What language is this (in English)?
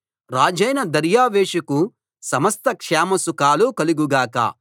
Telugu